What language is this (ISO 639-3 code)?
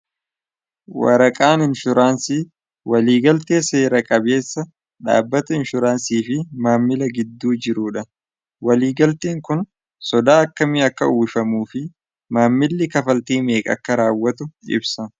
orm